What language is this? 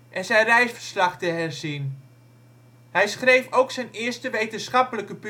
Dutch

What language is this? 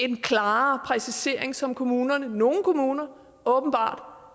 Danish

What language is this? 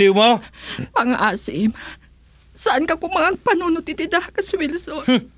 Filipino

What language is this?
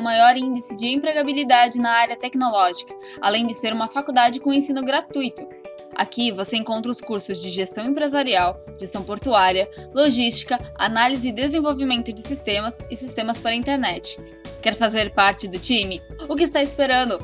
Portuguese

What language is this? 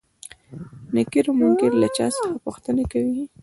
Pashto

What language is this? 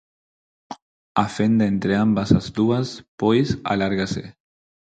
Galician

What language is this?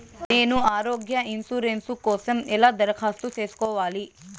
Telugu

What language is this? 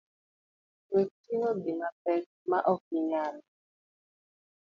Luo (Kenya and Tanzania)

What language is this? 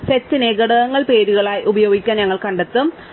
Malayalam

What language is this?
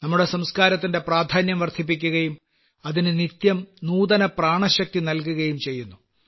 Malayalam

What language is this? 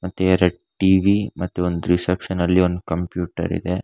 Kannada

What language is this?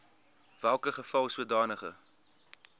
Afrikaans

